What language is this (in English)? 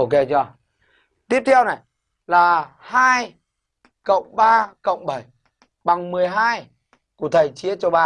Vietnamese